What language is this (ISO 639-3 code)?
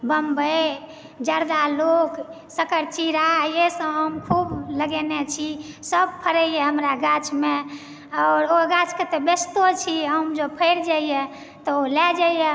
mai